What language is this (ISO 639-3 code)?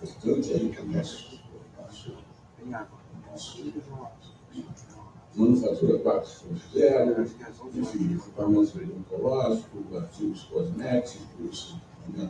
por